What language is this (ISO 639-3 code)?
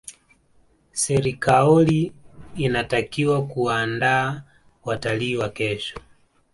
swa